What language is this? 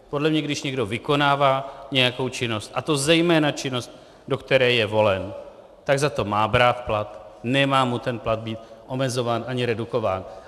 Czech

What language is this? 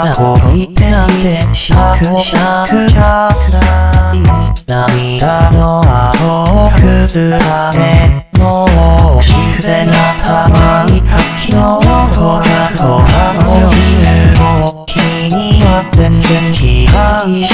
Korean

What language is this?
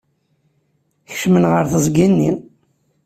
Kabyle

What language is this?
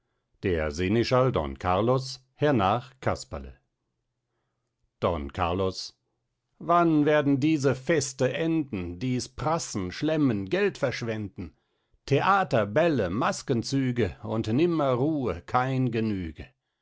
German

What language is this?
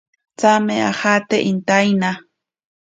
Ashéninka Perené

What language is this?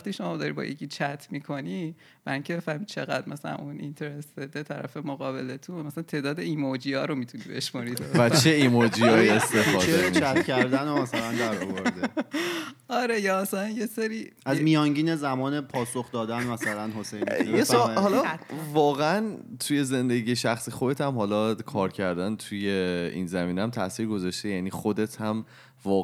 Persian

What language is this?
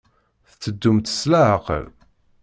Kabyle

